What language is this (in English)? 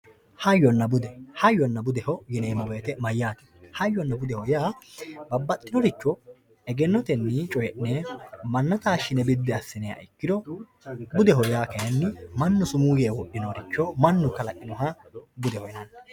Sidamo